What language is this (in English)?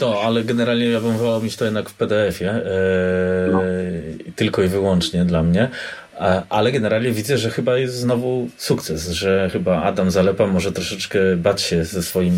Polish